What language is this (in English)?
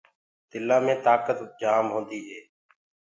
Gurgula